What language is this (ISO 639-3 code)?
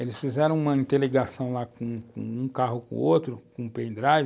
por